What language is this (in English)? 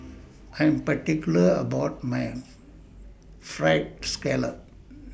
English